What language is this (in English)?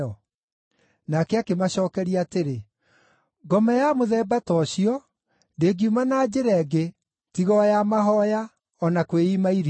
Kikuyu